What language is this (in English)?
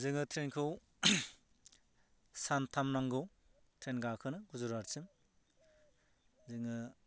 Bodo